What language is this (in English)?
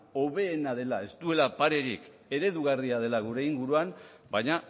Basque